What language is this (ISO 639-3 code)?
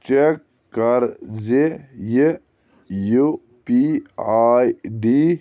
kas